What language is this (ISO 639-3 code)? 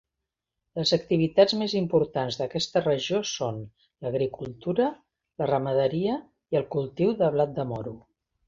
cat